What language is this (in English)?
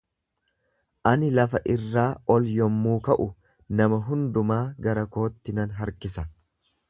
Oromo